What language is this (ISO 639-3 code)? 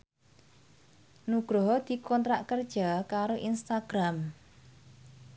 jav